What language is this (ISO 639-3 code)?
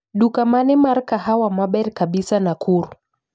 luo